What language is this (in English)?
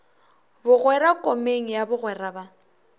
Northern Sotho